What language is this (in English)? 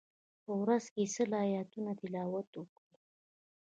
Pashto